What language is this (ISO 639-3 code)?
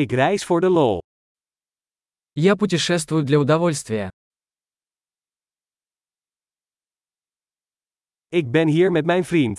nld